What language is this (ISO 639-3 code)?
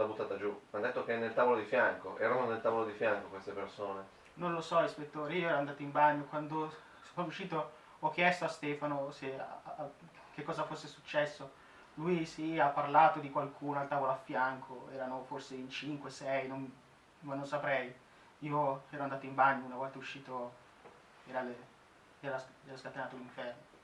ita